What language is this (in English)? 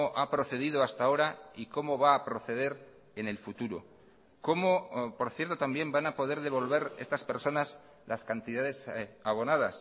Spanish